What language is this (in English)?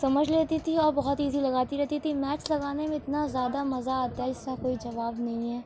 Urdu